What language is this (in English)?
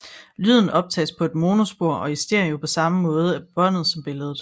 Danish